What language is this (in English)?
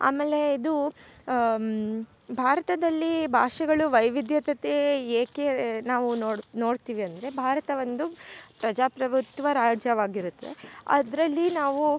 Kannada